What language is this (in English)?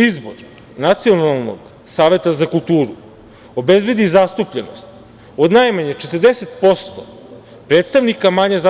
Serbian